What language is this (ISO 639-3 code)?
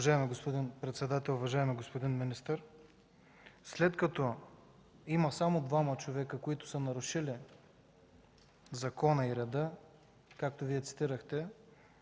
bul